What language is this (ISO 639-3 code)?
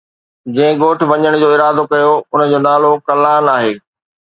snd